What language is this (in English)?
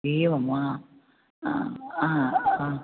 Sanskrit